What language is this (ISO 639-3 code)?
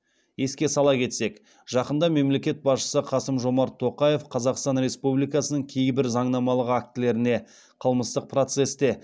kaz